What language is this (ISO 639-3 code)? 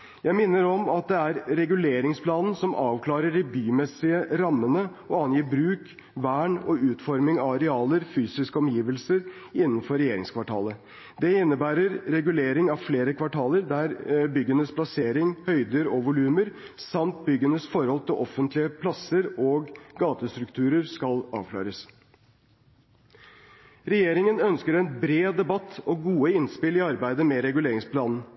nob